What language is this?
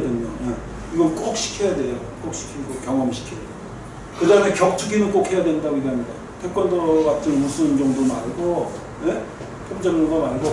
Korean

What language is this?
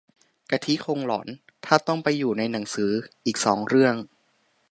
Thai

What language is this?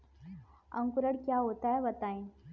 Hindi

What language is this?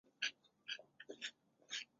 Chinese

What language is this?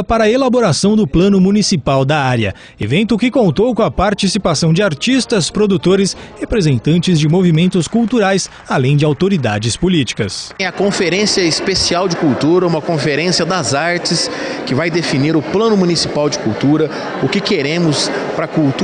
Portuguese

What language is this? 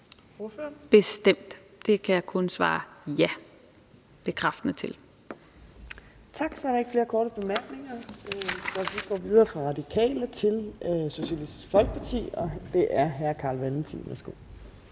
Danish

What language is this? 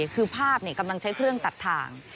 Thai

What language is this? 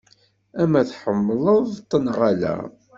Kabyle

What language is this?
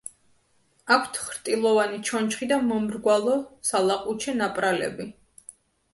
Georgian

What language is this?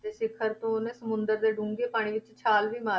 Punjabi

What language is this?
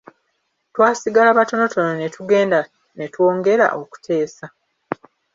Ganda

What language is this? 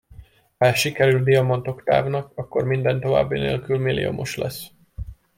Hungarian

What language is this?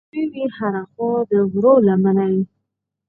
Pashto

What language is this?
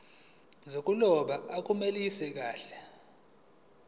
Zulu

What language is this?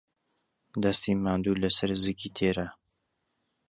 Central Kurdish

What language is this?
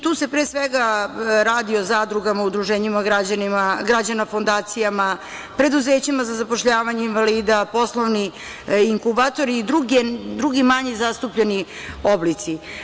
Serbian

